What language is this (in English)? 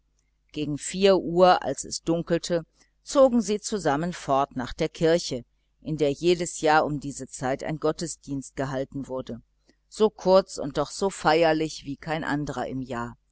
German